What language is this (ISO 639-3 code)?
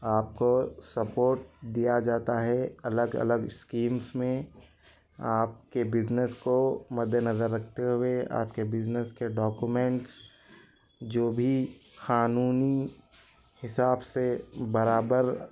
urd